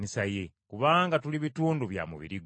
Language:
Ganda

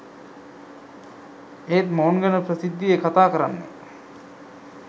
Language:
Sinhala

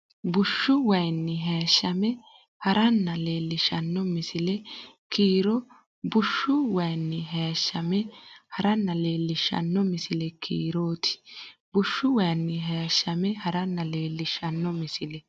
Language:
Sidamo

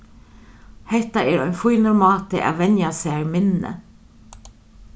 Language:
Faroese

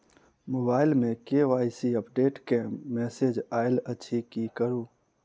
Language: Maithili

